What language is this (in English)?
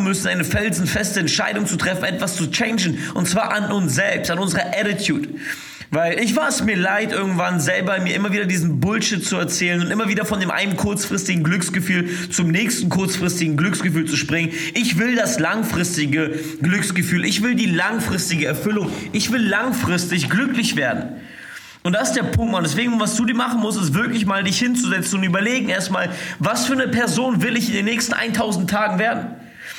German